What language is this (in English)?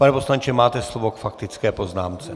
Czech